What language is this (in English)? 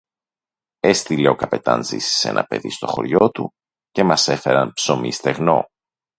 Greek